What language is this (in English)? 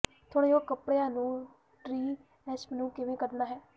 Punjabi